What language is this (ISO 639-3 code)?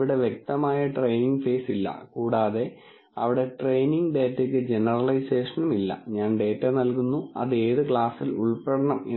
mal